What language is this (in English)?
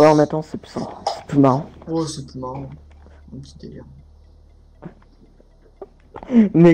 French